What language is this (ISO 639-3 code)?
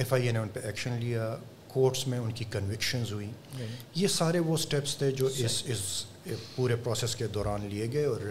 urd